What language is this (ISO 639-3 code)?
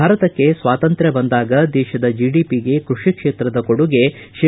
kan